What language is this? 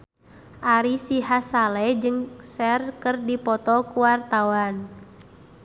Sundanese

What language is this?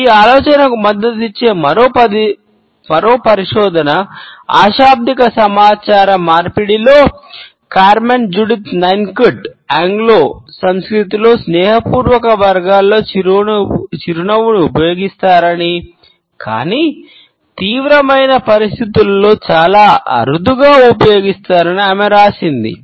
Telugu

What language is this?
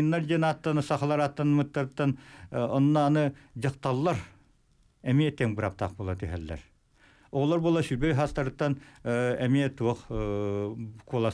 Turkish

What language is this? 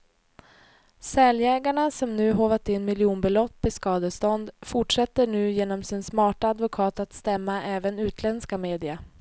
Swedish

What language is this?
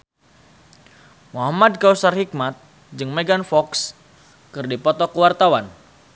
Sundanese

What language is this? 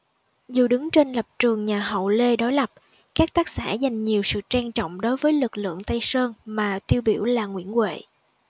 Vietnamese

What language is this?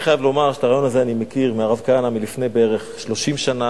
Hebrew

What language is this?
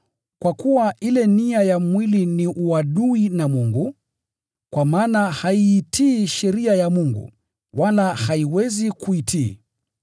Swahili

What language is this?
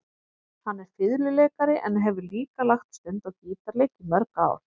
Icelandic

